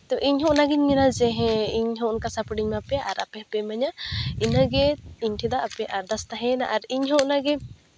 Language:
Santali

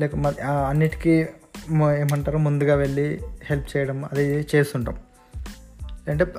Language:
Telugu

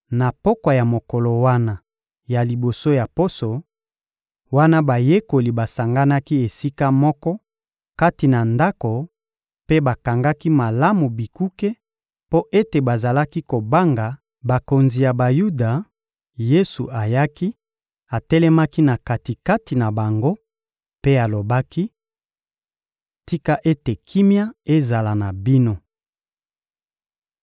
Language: Lingala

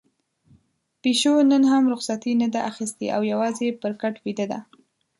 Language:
Pashto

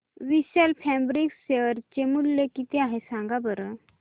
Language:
Marathi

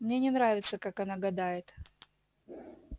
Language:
Russian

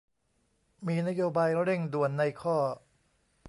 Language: Thai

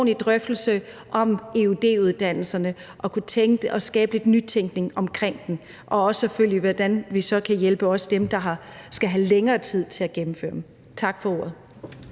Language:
Danish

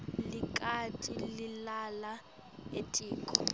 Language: Swati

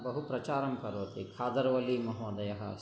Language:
Sanskrit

